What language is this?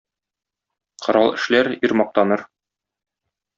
Tatar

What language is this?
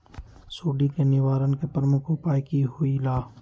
Magahi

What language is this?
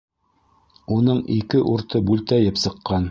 Bashkir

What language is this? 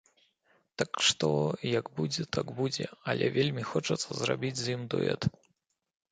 Belarusian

